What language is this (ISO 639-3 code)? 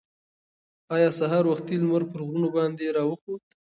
pus